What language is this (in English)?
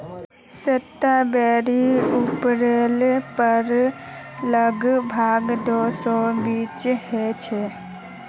Magahi